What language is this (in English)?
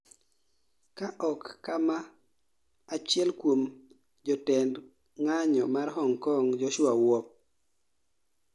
Luo (Kenya and Tanzania)